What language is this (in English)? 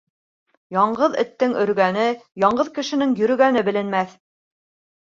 Bashkir